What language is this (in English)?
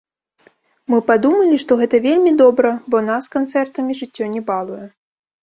Belarusian